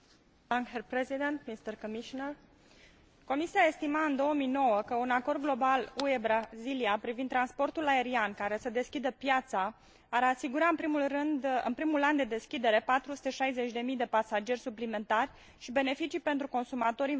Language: Romanian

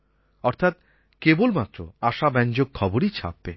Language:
Bangla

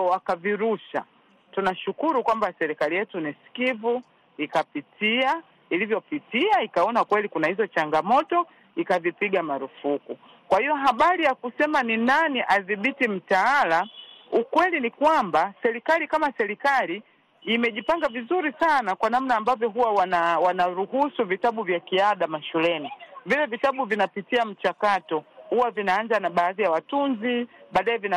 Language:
Swahili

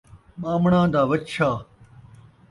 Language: Saraiki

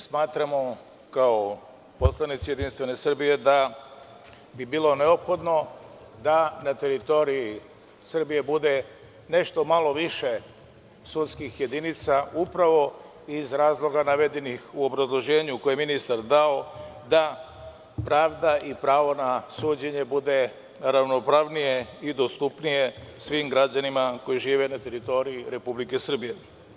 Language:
Serbian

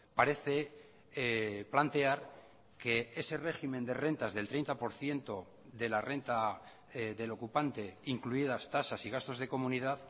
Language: Spanish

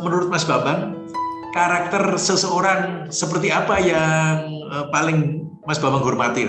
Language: Indonesian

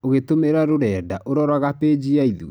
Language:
Kikuyu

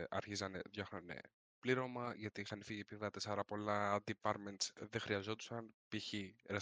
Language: Greek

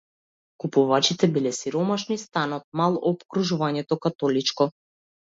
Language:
Macedonian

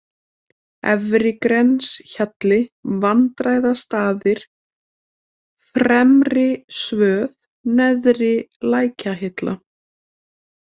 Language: Icelandic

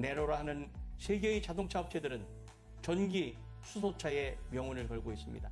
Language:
Korean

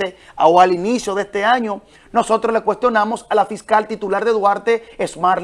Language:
Spanish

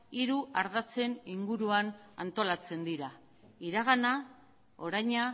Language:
Basque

